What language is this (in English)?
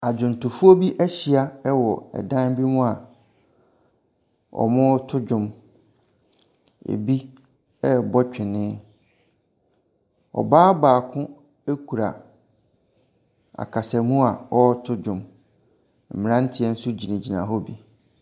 Akan